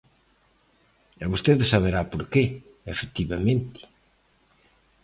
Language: Galician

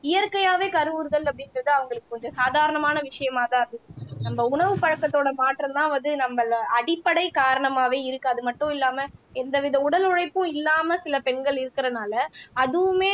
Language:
Tamil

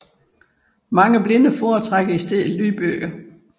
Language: Danish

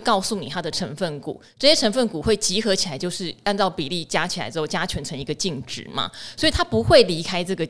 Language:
Chinese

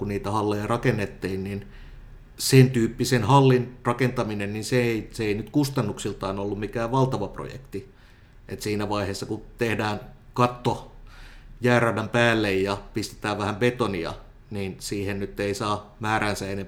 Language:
Finnish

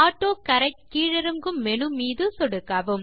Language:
Tamil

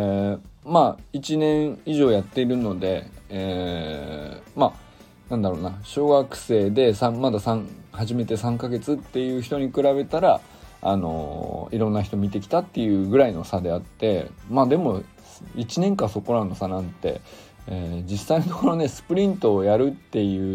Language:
Japanese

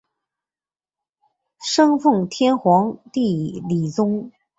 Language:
Chinese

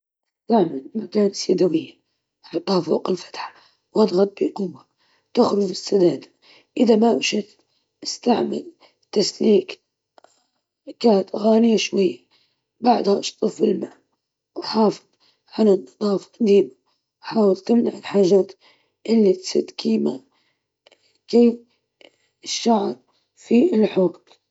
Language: Libyan Arabic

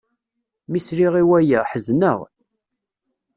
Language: Kabyle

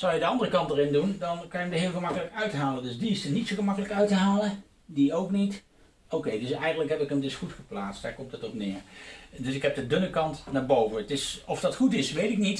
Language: Dutch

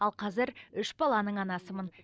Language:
Kazakh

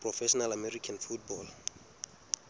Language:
Southern Sotho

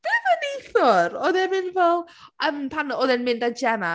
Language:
Welsh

